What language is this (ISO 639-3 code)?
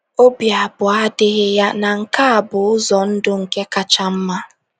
ibo